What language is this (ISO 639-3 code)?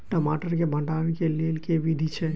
mai